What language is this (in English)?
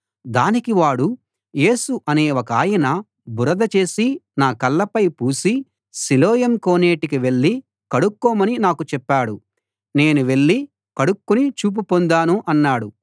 Telugu